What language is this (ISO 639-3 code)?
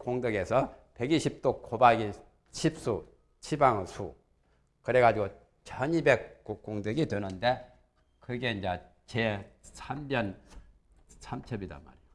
kor